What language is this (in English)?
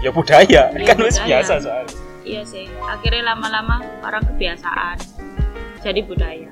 Indonesian